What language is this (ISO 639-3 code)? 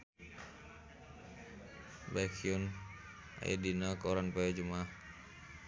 sun